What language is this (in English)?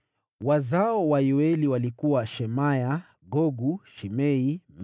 Swahili